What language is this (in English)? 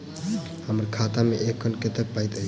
Maithili